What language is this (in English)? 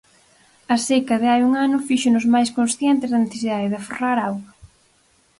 Galician